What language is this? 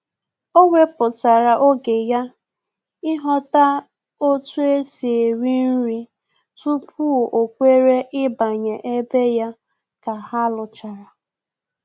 Igbo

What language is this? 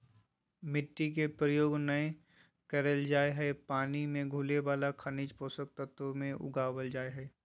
Magahi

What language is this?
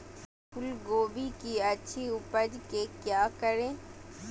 Magahi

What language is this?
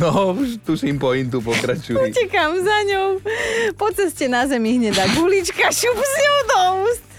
Slovak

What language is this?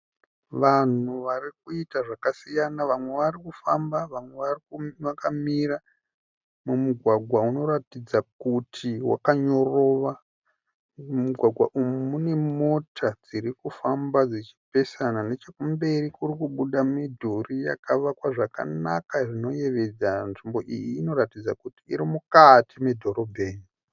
Shona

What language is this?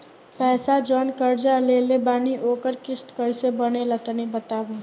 Bhojpuri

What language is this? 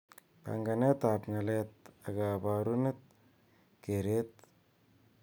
Kalenjin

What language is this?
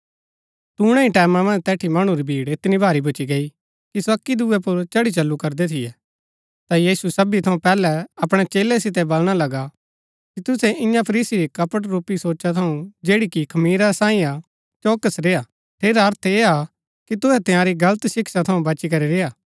Gaddi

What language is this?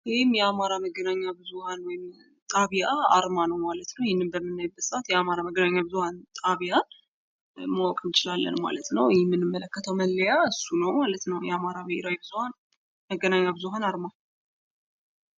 Amharic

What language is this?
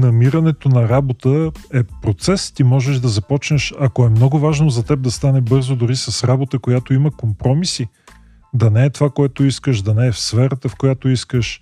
Bulgarian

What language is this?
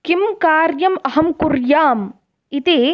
Sanskrit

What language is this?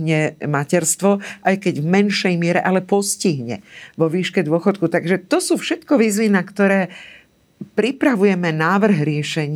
Slovak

